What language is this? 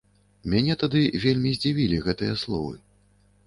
Belarusian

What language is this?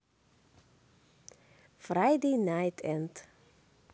Russian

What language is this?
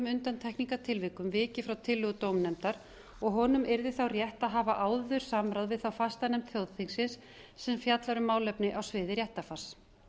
Icelandic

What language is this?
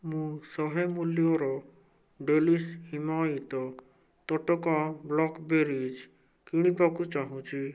Odia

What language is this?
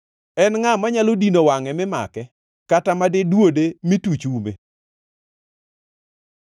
Luo (Kenya and Tanzania)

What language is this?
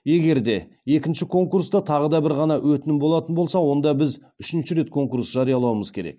Kazakh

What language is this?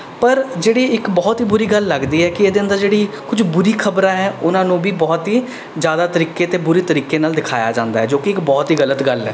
Punjabi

